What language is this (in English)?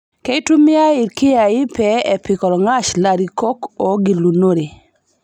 Masai